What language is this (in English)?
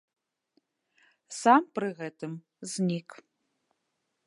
Belarusian